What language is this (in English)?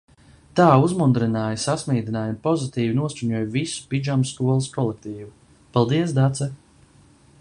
Latvian